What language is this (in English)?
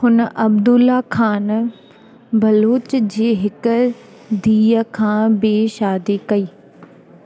Sindhi